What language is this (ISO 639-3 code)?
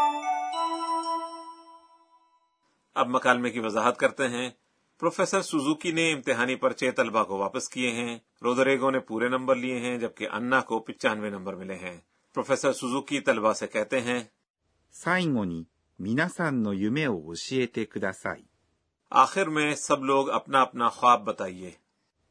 urd